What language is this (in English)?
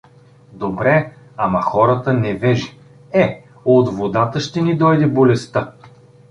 Bulgarian